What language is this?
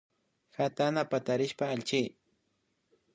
Imbabura Highland Quichua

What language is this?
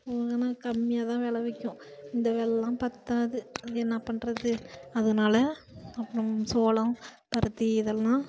Tamil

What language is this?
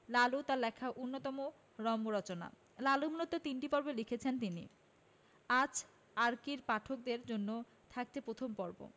Bangla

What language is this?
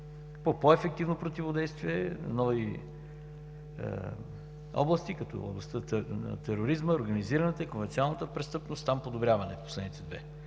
Bulgarian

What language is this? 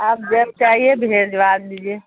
Urdu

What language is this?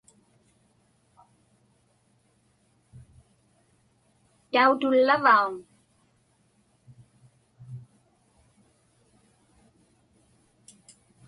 Inupiaq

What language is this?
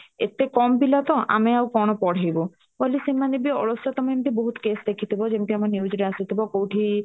Odia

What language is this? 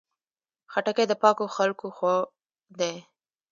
Pashto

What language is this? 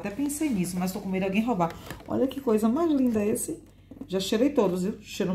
Portuguese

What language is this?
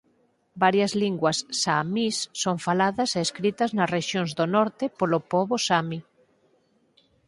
Galician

